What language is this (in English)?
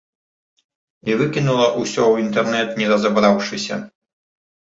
Belarusian